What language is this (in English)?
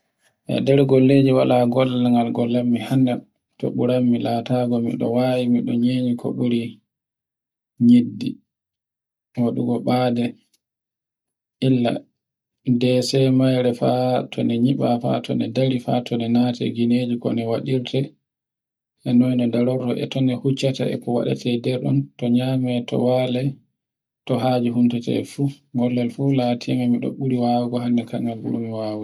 Borgu Fulfulde